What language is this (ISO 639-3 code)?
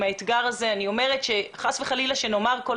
heb